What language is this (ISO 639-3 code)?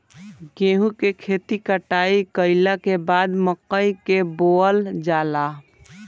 bho